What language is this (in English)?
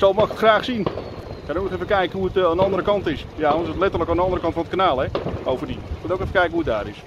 Dutch